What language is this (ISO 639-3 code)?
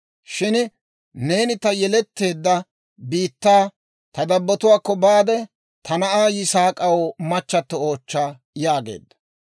dwr